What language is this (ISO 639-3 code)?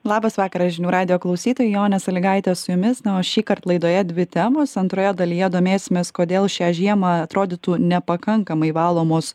lit